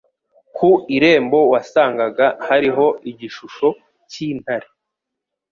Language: Kinyarwanda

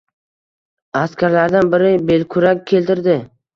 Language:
Uzbek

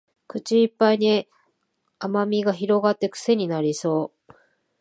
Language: Japanese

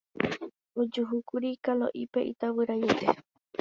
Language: Guarani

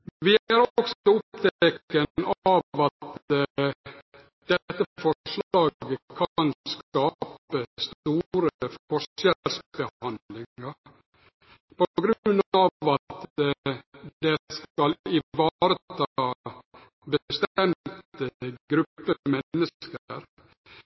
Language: Norwegian Nynorsk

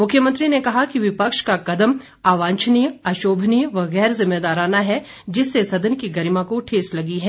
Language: Hindi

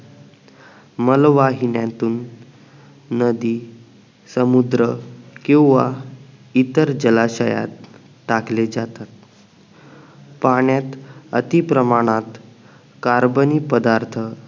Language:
Marathi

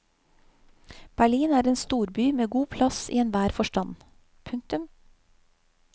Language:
Norwegian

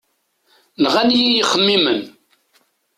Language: Kabyle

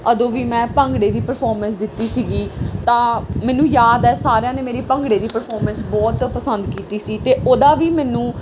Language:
Punjabi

